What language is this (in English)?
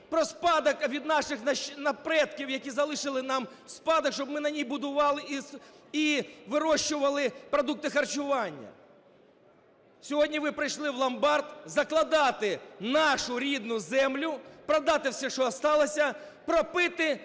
Ukrainian